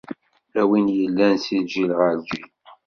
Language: Kabyle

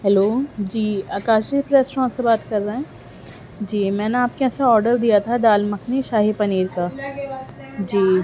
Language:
Urdu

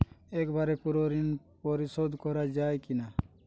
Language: Bangla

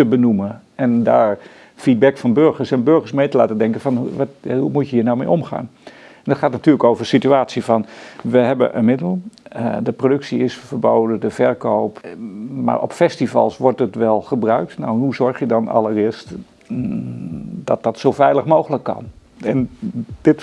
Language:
Dutch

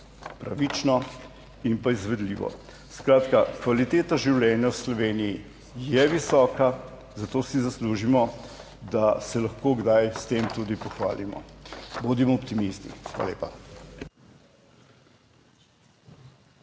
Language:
Slovenian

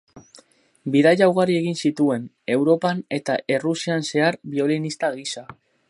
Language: Basque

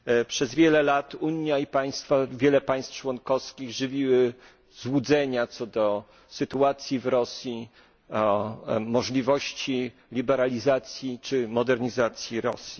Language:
Polish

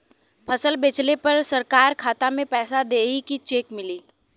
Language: Bhojpuri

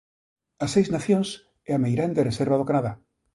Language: Galician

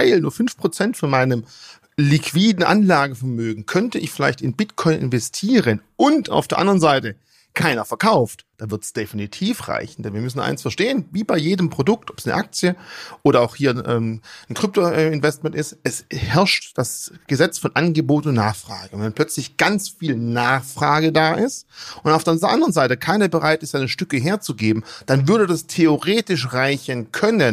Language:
German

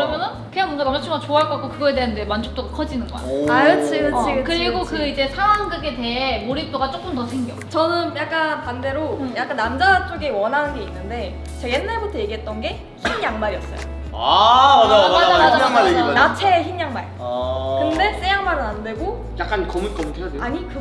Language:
Korean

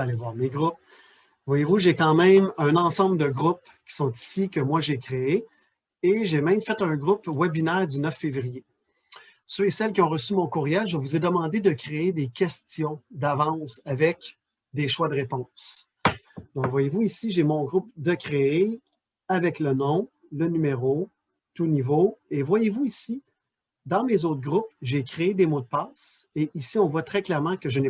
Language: French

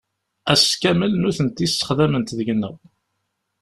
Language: Kabyle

